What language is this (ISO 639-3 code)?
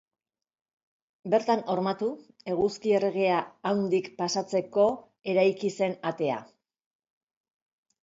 eus